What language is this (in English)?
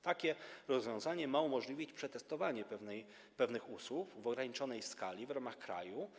Polish